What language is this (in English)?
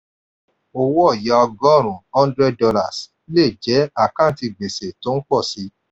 Yoruba